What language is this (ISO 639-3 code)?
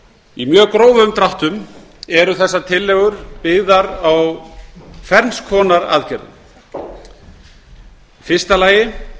isl